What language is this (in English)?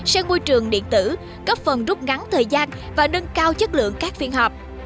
Vietnamese